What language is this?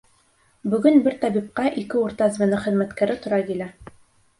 Bashkir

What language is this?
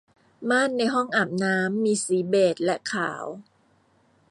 Thai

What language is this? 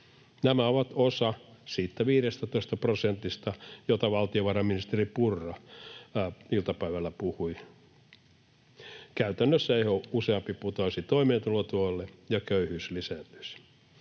Finnish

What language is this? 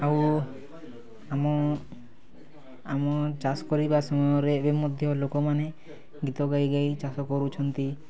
Odia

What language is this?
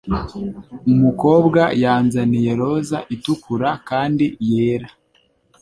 Kinyarwanda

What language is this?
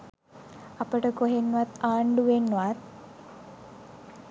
Sinhala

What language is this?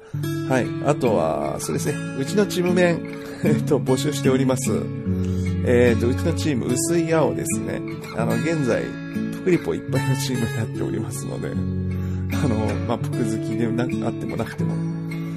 Japanese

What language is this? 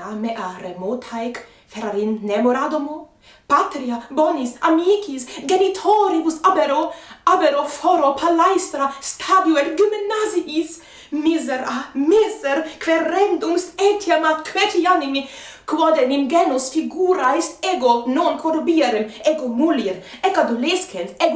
Italian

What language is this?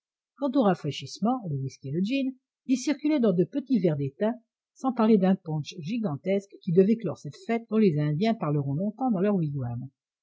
French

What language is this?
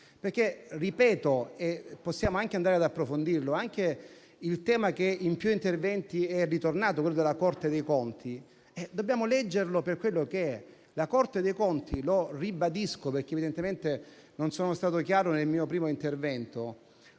Italian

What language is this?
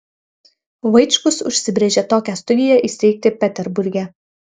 Lithuanian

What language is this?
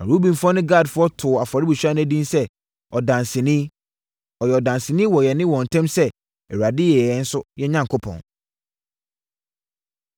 Akan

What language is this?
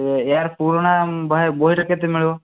Odia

